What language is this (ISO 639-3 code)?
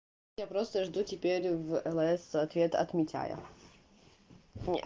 rus